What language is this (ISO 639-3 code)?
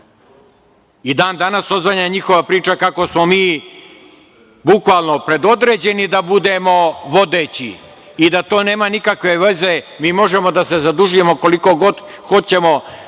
srp